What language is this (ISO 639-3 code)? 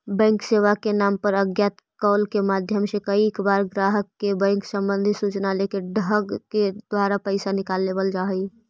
mag